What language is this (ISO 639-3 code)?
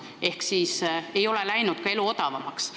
est